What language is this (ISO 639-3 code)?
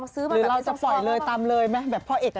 tha